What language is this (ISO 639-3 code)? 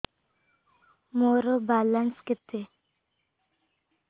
ori